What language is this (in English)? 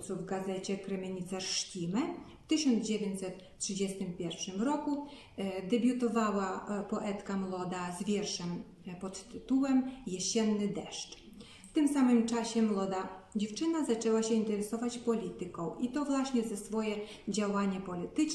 Polish